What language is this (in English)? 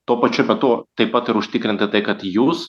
Lithuanian